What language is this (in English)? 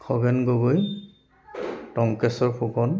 Assamese